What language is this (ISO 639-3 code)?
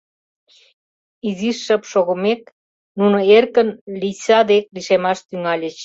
chm